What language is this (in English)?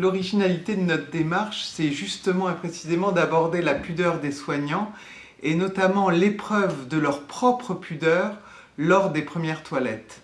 French